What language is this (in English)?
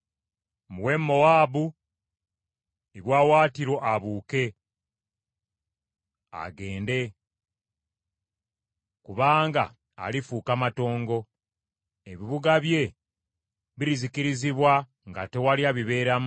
Ganda